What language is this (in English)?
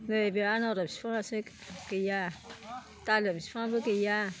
Bodo